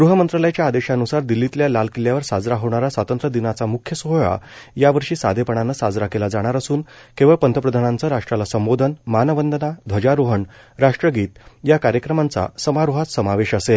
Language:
Marathi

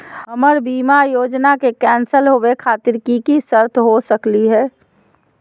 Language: Magahi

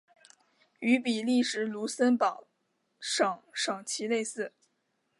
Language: Chinese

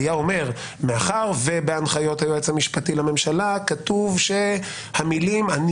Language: Hebrew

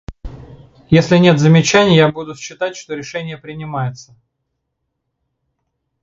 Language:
Russian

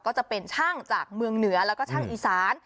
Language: Thai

